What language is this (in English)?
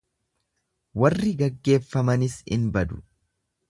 Oromo